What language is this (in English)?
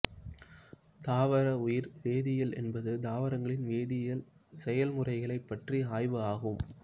Tamil